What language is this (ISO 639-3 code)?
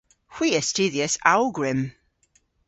cor